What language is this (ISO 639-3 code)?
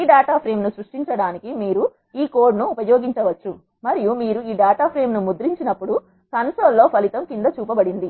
tel